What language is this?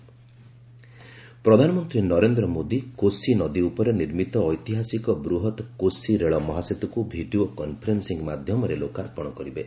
Odia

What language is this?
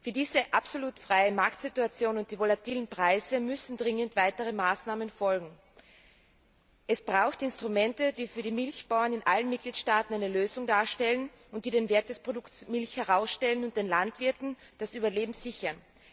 German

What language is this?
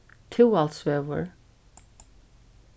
Faroese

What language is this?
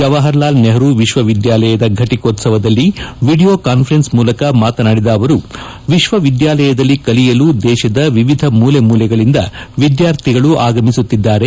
Kannada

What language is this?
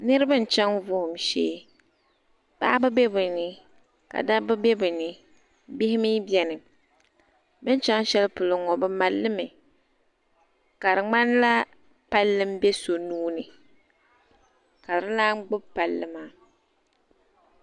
Dagbani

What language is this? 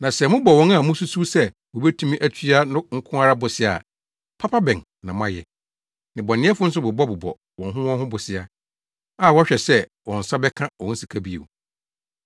Akan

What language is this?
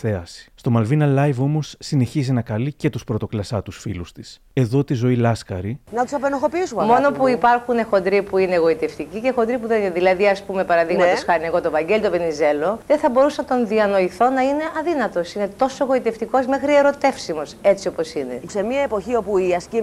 Greek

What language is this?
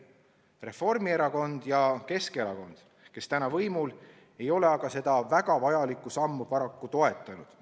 Estonian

